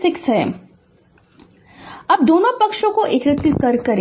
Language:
Hindi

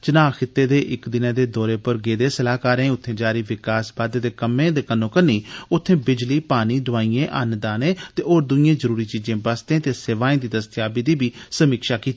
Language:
Dogri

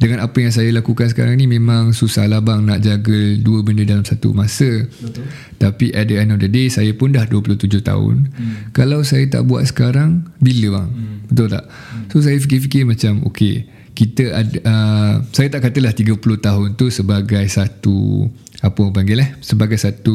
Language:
Malay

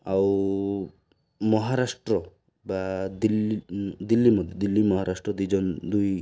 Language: Odia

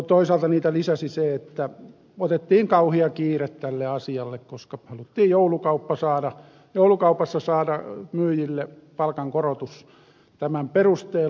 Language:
Finnish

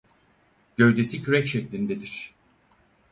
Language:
Turkish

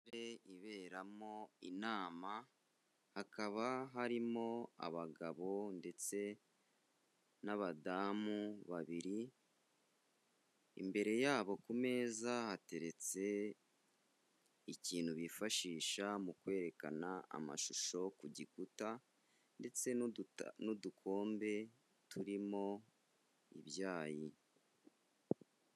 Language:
Kinyarwanda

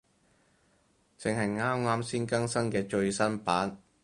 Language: Cantonese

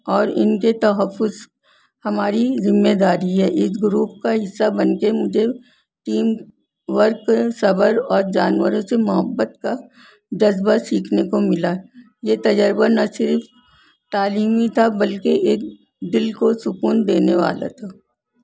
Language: Urdu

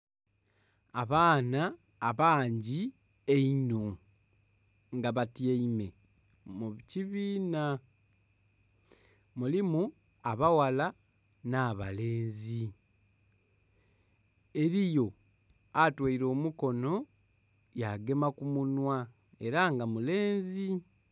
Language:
Soga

